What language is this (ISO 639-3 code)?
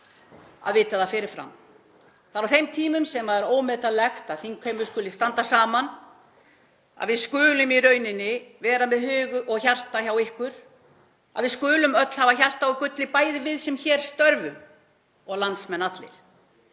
isl